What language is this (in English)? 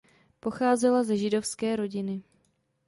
Czech